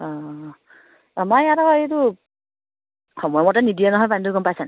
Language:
Assamese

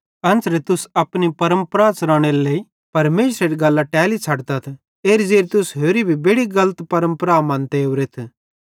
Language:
Bhadrawahi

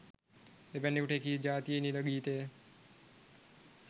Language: Sinhala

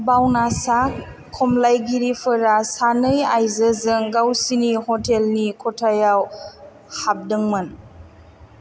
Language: Bodo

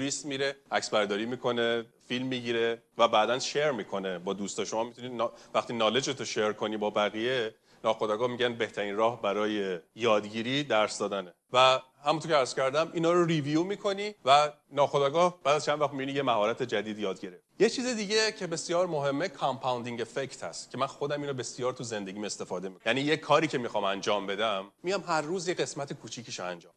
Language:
Persian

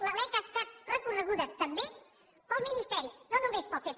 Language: Catalan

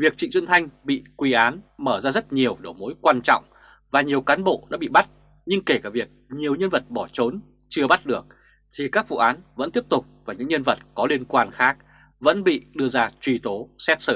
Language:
Vietnamese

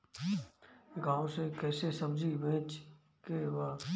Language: Bhojpuri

